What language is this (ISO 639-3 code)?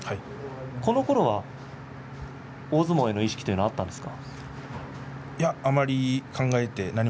jpn